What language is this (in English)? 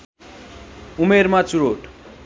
Nepali